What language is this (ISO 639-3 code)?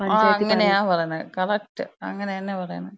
mal